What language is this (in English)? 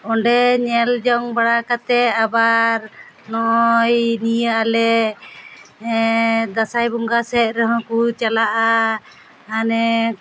Santali